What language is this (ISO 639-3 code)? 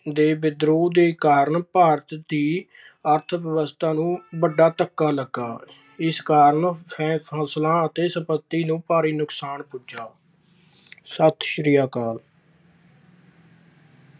pan